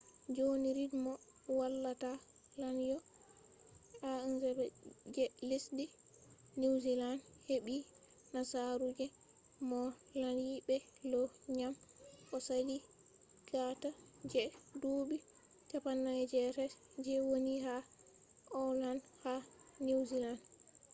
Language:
Fula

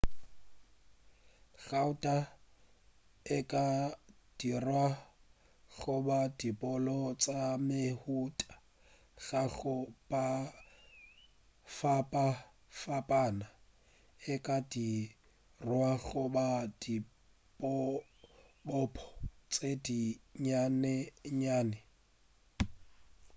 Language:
Northern Sotho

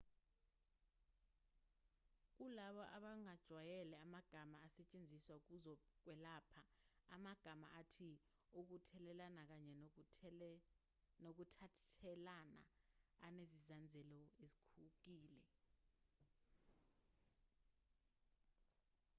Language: Zulu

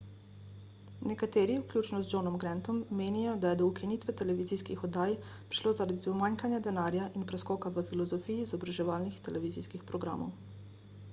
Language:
Slovenian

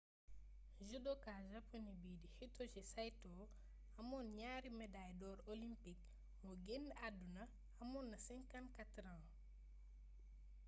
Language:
Wolof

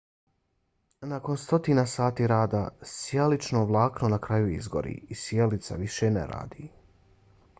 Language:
Bosnian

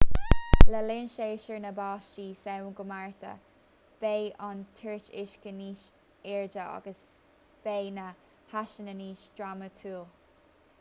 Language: Irish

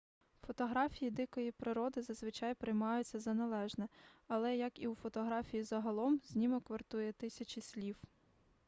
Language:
Ukrainian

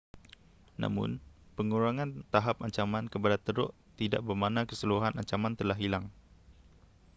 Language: Malay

